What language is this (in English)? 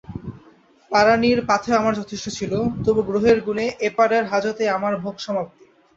Bangla